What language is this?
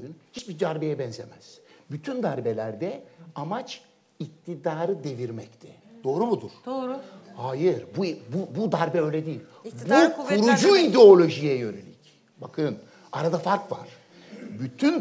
Turkish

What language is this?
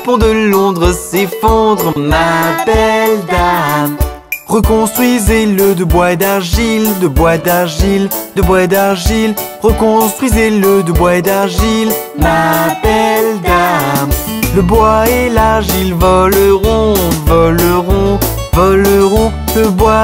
French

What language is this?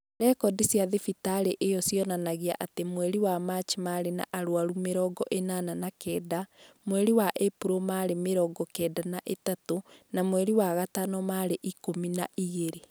Kikuyu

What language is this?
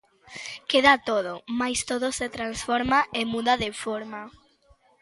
Galician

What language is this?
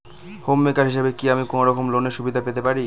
Bangla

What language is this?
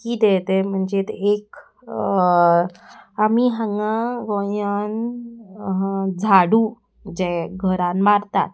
Konkani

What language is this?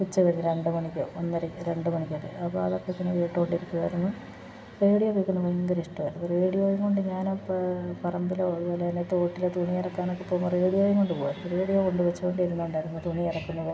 Malayalam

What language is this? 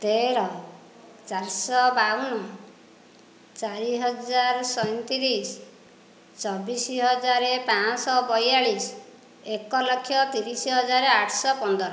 Odia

